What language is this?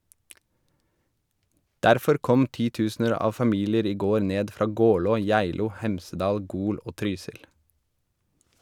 Norwegian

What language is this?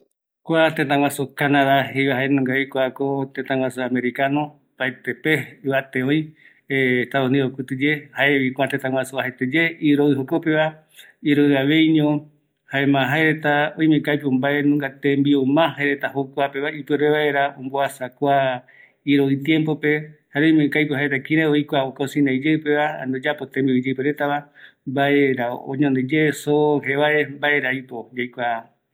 Eastern Bolivian Guaraní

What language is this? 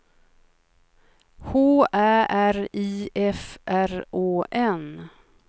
Swedish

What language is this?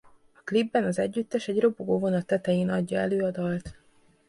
Hungarian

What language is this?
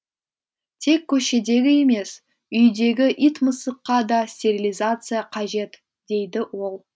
Kazakh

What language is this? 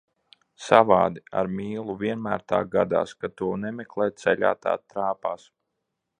Latvian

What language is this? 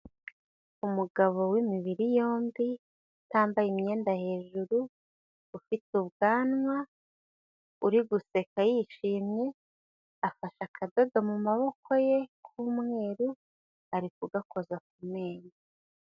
Kinyarwanda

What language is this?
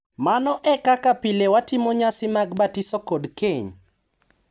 Luo (Kenya and Tanzania)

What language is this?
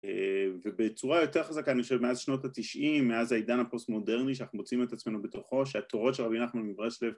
Hebrew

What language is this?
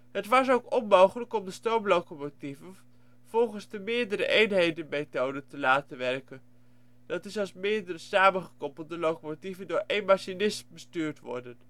Dutch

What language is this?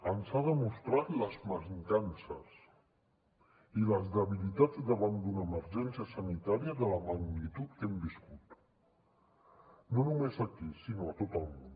Catalan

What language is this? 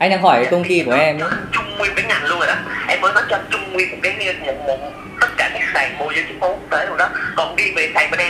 Vietnamese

